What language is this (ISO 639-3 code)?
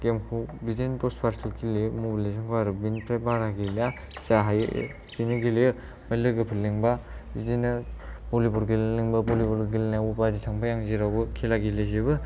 brx